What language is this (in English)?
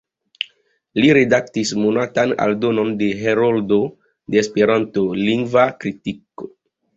Esperanto